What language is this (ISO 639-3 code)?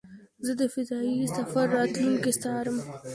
pus